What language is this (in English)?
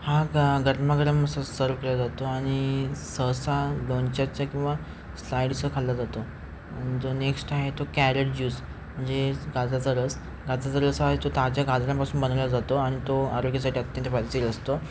Marathi